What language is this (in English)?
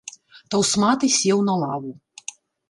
Belarusian